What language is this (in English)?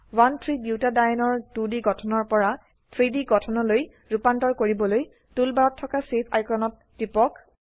Assamese